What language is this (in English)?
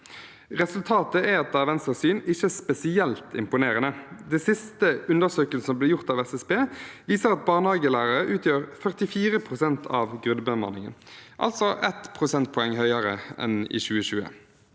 Norwegian